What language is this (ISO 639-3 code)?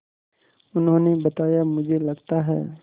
hin